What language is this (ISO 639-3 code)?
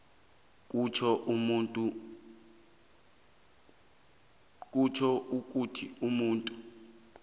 nbl